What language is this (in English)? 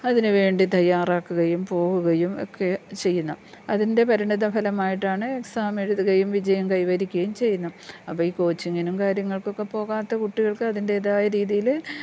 Malayalam